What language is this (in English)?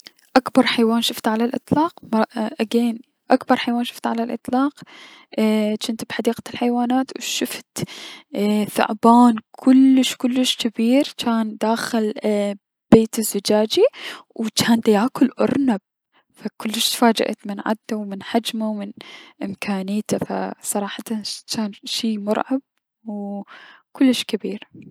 Mesopotamian Arabic